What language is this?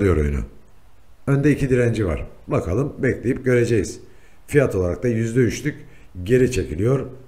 Turkish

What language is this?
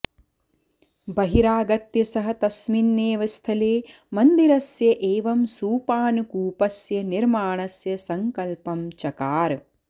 Sanskrit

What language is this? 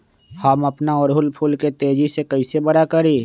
Magahi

